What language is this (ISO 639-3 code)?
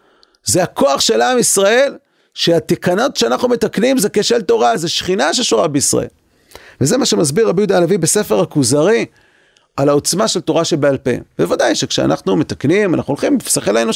heb